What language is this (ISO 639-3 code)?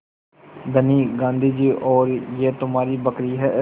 hin